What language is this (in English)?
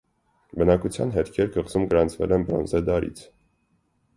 Armenian